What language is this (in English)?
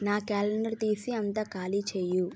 Telugu